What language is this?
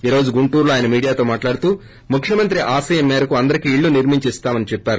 Telugu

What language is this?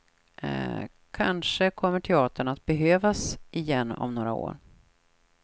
Swedish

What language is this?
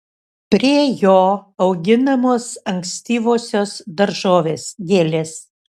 Lithuanian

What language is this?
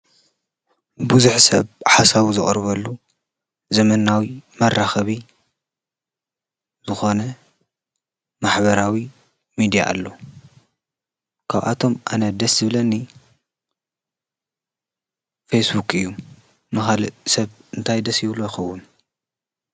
Tigrinya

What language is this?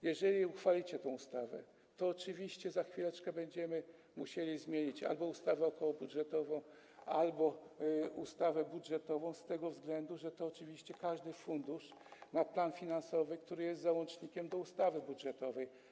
Polish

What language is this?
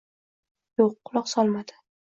Uzbek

